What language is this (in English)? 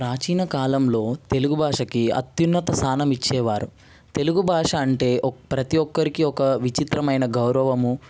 Telugu